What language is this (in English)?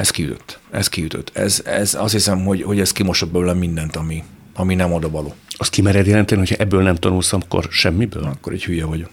Hungarian